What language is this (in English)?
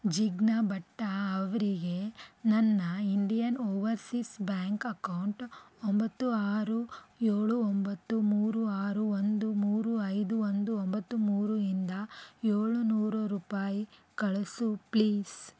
Kannada